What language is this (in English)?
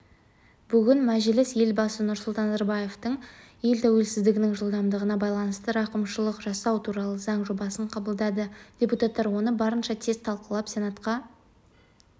Kazakh